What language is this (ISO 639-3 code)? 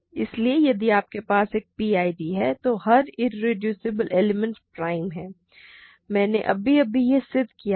hin